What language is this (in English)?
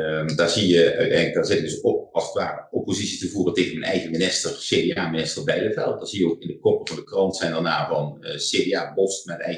Dutch